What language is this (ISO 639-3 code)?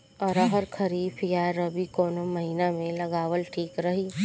bho